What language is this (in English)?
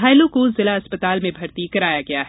Hindi